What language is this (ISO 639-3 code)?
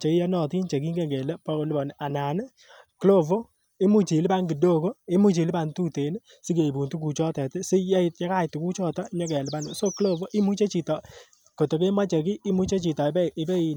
kln